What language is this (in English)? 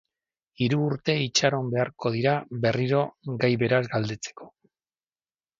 Basque